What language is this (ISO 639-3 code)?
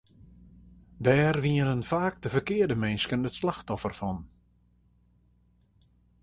fry